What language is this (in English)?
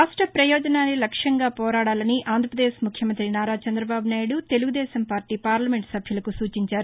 Telugu